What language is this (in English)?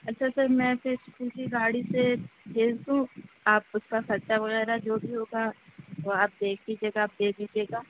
Urdu